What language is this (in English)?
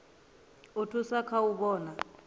Venda